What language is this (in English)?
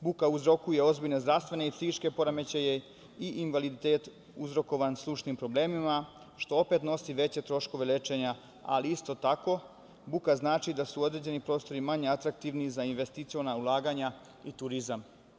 Serbian